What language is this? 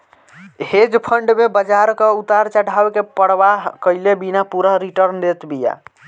Bhojpuri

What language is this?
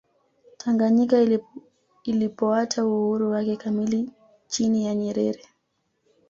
Swahili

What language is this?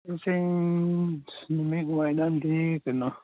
Manipuri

